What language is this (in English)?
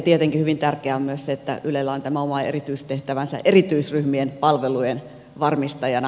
Finnish